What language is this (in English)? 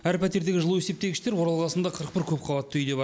Kazakh